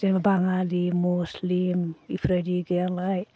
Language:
Bodo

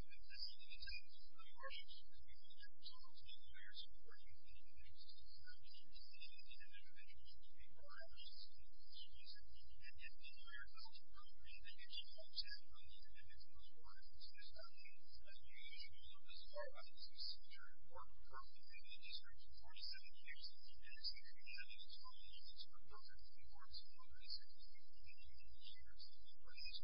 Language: English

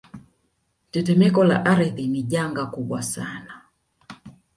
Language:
Swahili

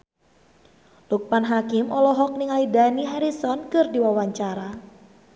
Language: Sundanese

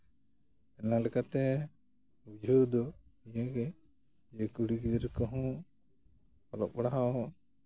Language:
Santali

